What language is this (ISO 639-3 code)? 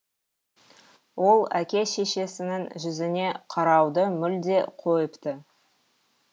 kaz